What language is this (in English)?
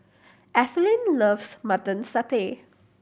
English